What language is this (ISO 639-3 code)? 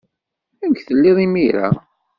kab